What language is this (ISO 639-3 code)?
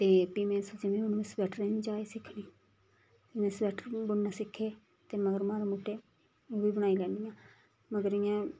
doi